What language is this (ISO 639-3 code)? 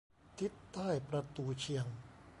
tha